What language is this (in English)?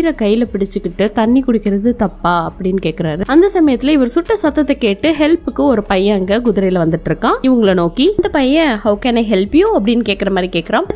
English